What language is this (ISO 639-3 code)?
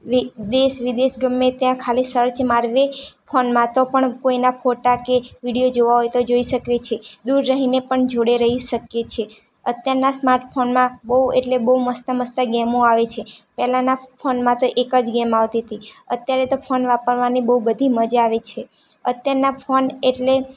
guj